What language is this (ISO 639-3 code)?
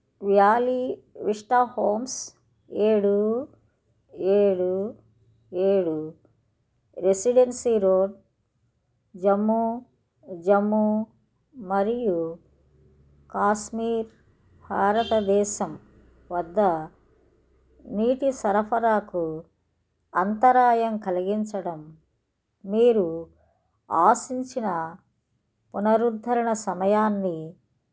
tel